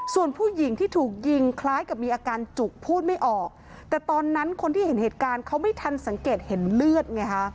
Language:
Thai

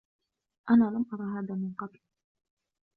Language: Arabic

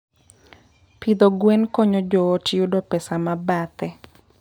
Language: Luo (Kenya and Tanzania)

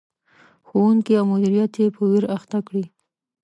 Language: Pashto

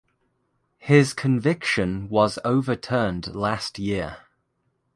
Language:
English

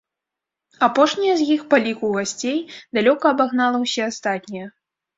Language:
Belarusian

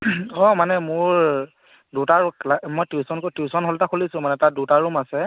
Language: Assamese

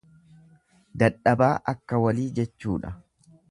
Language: Oromo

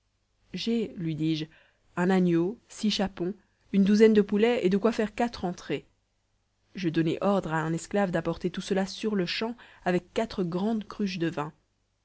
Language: French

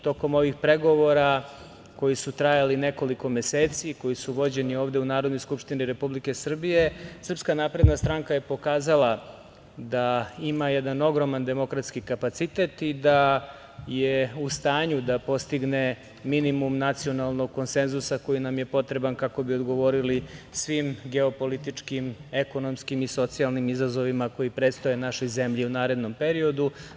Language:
Serbian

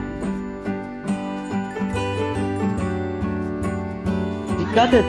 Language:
Turkish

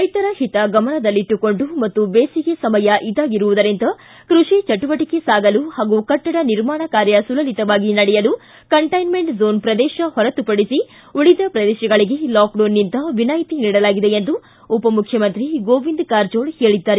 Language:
Kannada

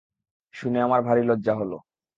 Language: Bangla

